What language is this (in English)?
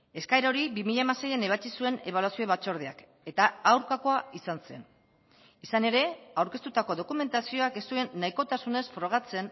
Basque